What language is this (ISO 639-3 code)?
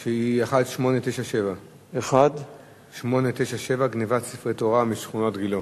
heb